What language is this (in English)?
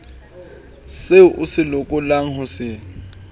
Southern Sotho